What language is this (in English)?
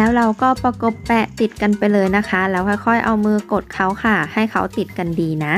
Thai